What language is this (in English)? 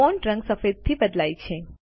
Gujarati